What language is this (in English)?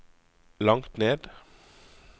Norwegian